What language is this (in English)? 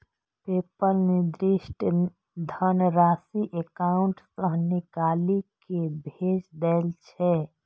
Maithili